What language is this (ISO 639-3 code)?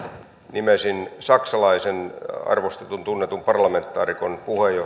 fin